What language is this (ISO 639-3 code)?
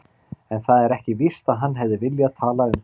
isl